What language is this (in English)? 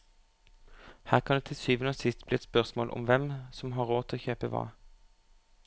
Norwegian